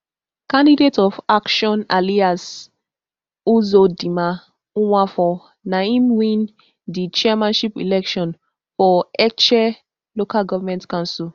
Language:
Nigerian Pidgin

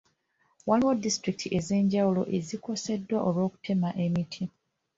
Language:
Ganda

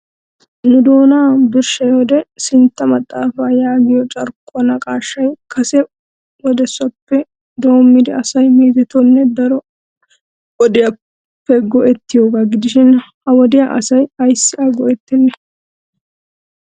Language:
Wolaytta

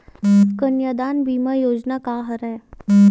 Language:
Chhattisgarhi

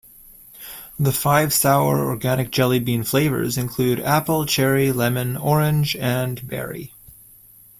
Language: English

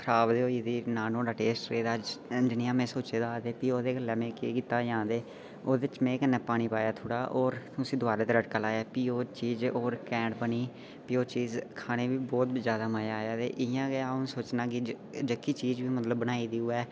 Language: Dogri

